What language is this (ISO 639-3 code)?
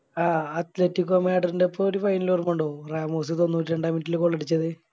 mal